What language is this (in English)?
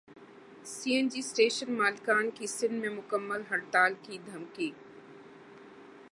Urdu